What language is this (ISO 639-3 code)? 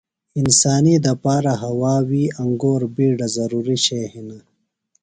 phl